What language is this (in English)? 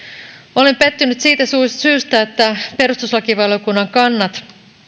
Finnish